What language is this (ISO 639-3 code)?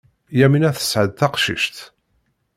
kab